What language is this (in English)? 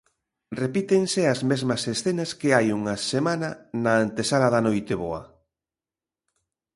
Galician